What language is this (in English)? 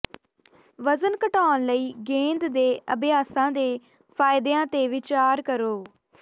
Punjabi